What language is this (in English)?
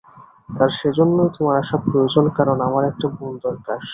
Bangla